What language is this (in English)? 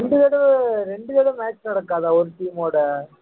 Tamil